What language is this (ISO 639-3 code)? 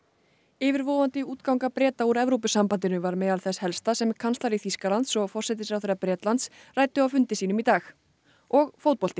isl